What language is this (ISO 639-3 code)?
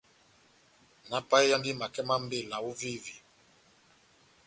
bnm